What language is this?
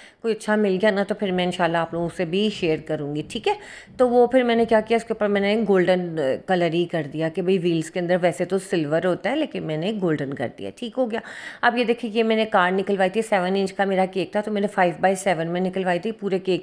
Hindi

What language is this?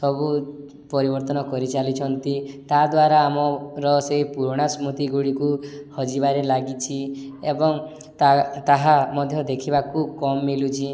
Odia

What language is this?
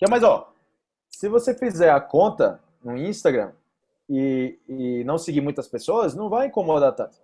Portuguese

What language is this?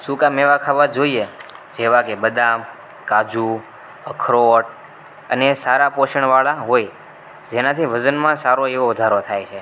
Gujarati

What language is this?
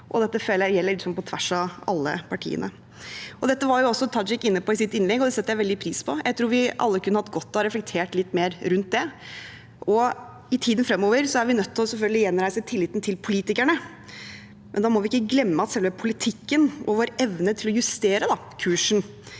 Norwegian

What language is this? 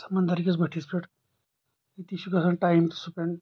Kashmiri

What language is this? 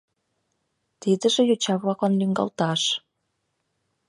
Mari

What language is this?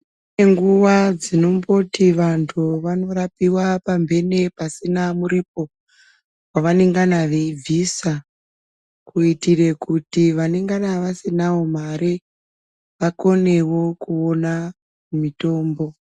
Ndau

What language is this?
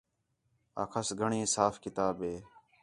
Khetrani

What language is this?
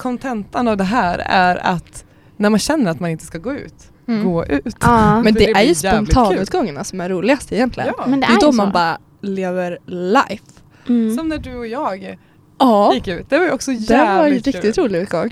Swedish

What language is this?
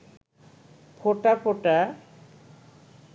Bangla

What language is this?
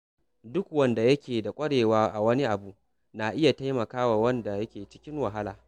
Hausa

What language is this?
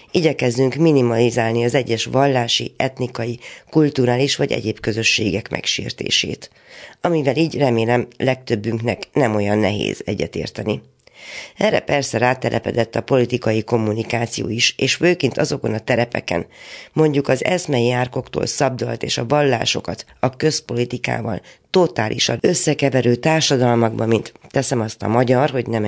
Hungarian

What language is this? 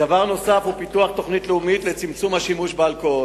Hebrew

